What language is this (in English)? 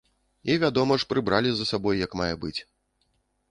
Belarusian